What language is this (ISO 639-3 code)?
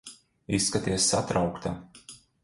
lav